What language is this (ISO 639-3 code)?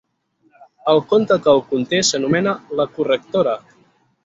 cat